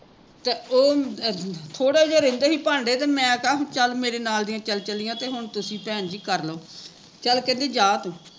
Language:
Punjabi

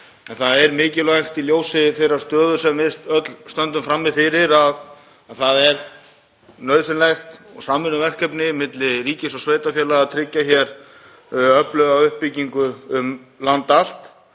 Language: Icelandic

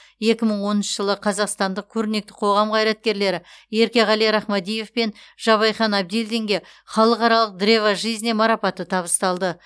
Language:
Kazakh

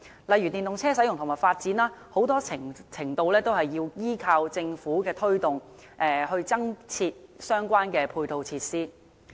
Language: Cantonese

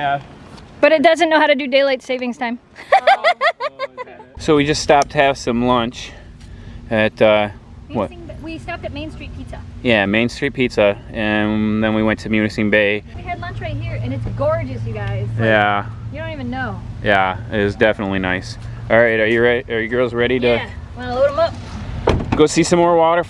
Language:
English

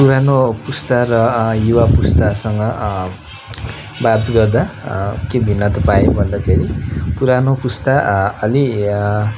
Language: Nepali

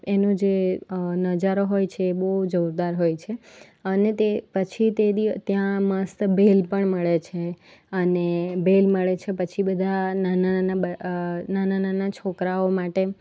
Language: Gujarati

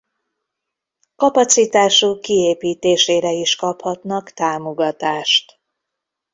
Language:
Hungarian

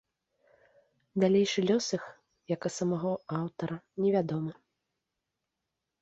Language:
Belarusian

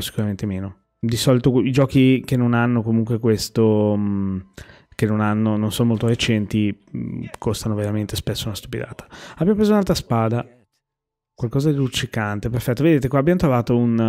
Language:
Italian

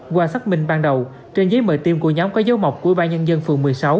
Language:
Vietnamese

